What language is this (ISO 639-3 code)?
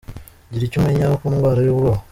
kin